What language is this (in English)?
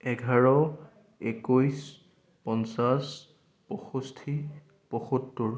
Assamese